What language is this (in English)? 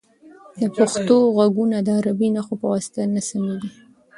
Pashto